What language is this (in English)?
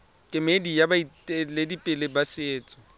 Tswana